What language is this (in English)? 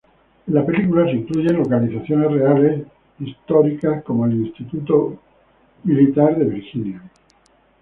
Spanish